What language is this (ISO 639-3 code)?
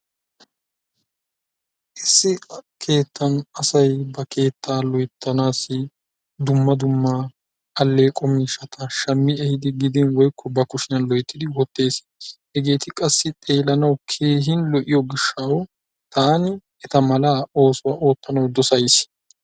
wal